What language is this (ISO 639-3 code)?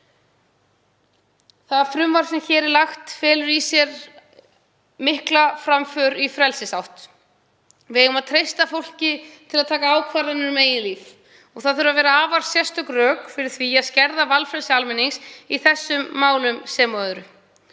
isl